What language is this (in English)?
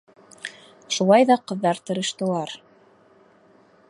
Bashkir